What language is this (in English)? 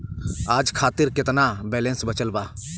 Bhojpuri